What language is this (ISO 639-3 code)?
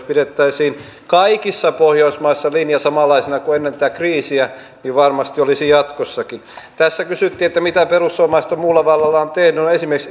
fin